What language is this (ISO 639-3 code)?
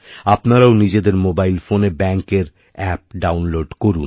ben